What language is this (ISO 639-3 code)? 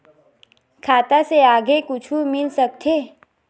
hne